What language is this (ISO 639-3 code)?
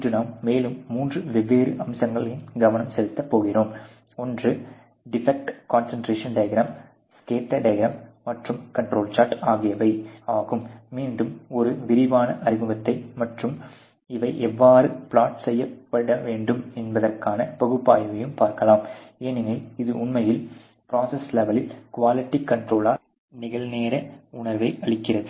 tam